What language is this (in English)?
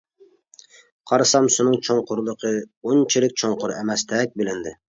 Uyghur